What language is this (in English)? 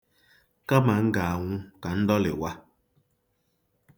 Igbo